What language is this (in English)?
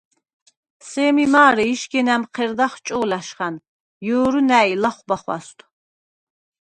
Svan